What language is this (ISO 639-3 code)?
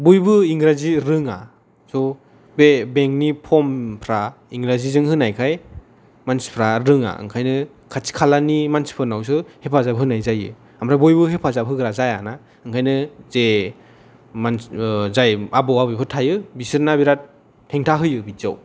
brx